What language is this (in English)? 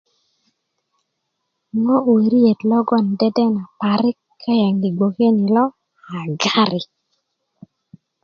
Kuku